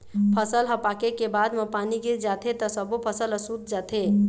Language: Chhattisgarhi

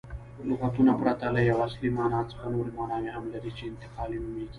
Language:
Pashto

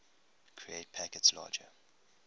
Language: English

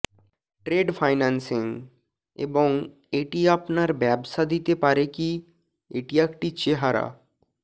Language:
Bangla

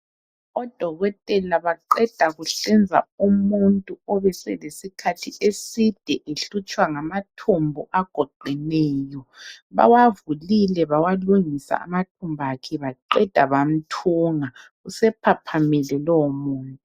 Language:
North Ndebele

